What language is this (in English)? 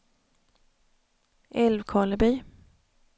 Swedish